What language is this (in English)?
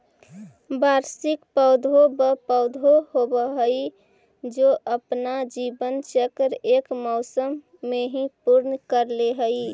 Magahi